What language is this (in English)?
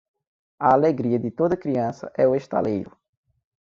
Portuguese